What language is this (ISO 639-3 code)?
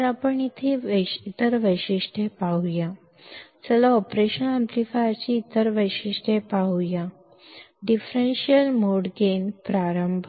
mar